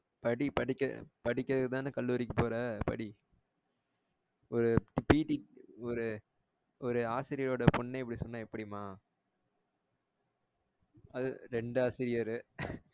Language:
Tamil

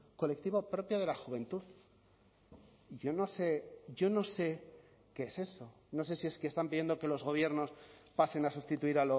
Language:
Spanish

